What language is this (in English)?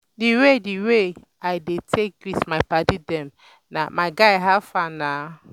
Nigerian Pidgin